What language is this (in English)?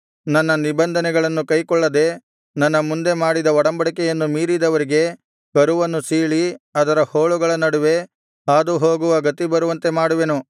Kannada